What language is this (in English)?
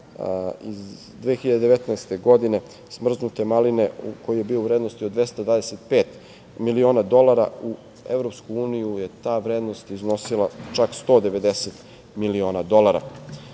Serbian